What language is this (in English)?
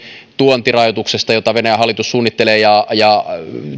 Finnish